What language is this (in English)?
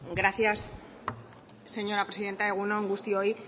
Basque